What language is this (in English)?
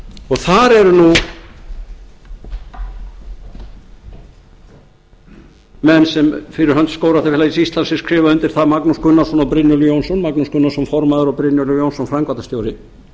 Icelandic